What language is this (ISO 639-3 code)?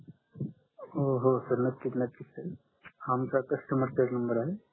mar